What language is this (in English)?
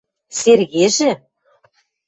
Western Mari